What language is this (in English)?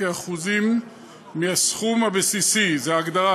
Hebrew